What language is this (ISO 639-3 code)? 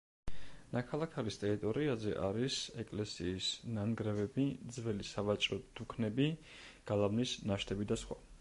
kat